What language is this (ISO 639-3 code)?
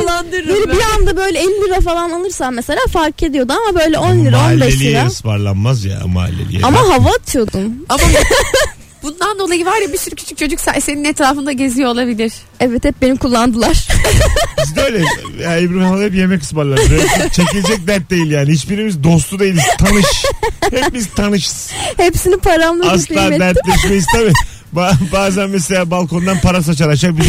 tur